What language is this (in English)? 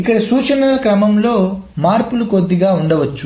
Telugu